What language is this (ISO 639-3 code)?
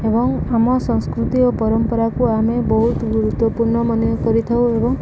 ori